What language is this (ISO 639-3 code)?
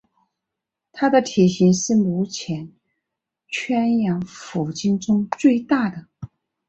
zho